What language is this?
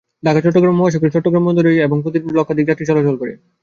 Bangla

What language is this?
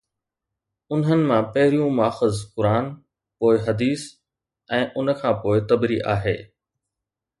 Sindhi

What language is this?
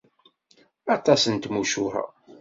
Kabyle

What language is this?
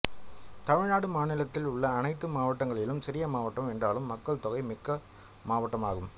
Tamil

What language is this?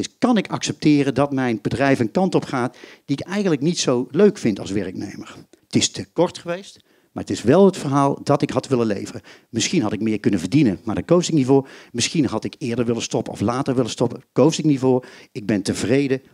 Dutch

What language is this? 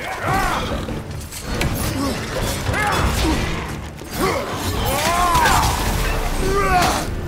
Russian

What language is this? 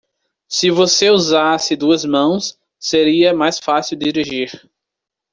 Portuguese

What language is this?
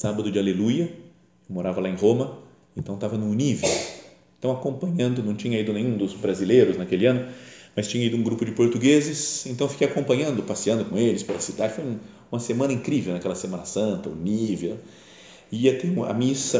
Portuguese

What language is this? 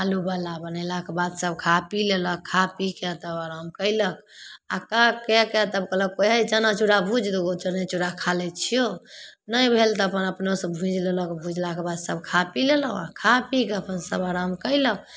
Maithili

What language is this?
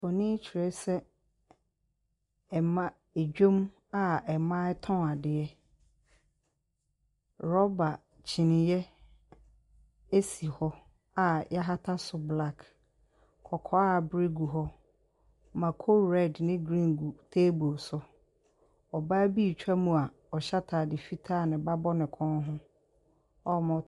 Akan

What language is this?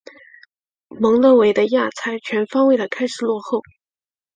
Chinese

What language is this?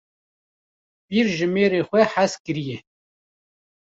Kurdish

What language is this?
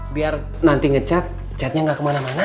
Indonesian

